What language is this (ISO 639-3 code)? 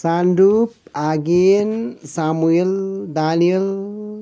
nep